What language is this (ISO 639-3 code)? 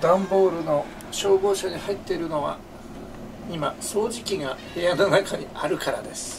jpn